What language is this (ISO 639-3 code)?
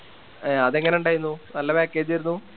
mal